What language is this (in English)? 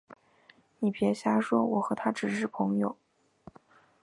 Chinese